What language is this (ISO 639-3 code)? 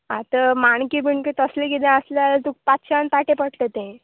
kok